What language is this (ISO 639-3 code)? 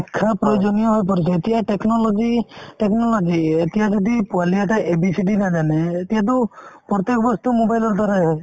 asm